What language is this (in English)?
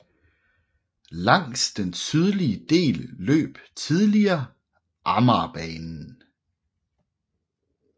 Danish